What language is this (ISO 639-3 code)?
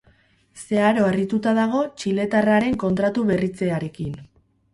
eus